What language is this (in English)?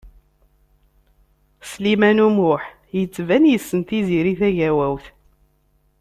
Kabyle